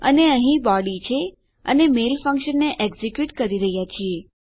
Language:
Gujarati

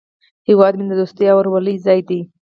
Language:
Pashto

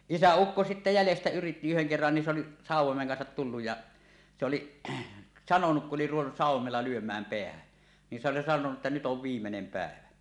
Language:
Finnish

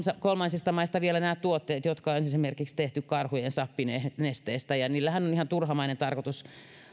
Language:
Finnish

